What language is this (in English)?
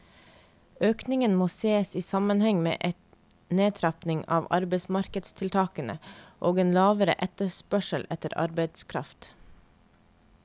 Norwegian